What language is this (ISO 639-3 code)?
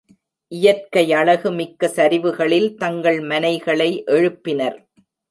tam